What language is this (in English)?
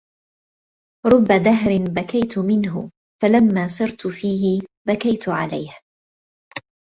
Arabic